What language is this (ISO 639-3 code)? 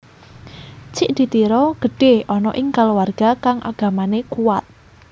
jav